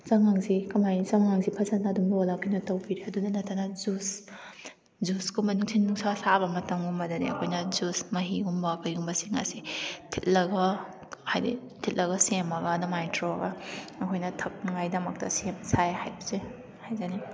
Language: Manipuri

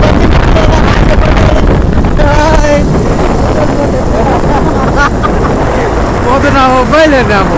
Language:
Telugu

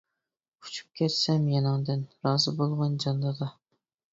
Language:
Uyghur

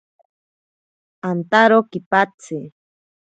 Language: Ashéninka Perené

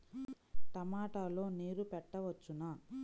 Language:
Telugu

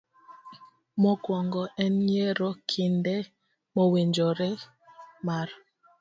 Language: Luo (Kenya and Tanzania)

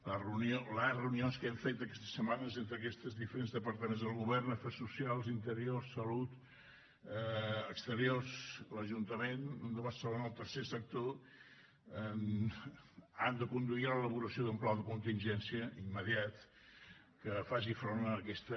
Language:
Catalan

